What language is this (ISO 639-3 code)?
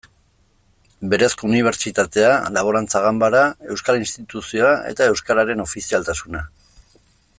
eus